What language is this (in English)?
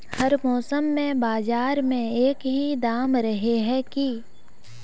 Magahi